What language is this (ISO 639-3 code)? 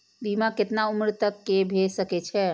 mai